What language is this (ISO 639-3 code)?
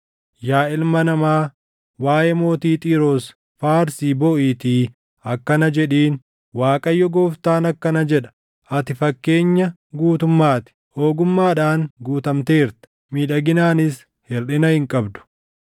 orm